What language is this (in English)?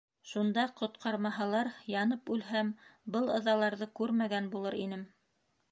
Bashkir